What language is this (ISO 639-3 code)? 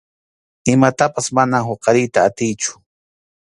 qxu